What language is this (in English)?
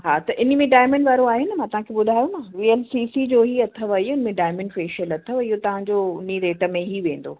Sindhi